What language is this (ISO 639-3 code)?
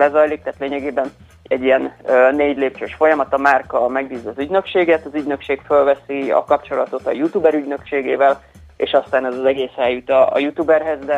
hun